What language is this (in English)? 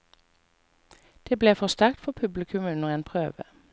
Norwegian